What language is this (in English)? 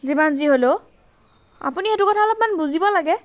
Assamese